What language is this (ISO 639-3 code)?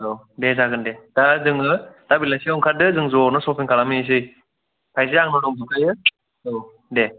brx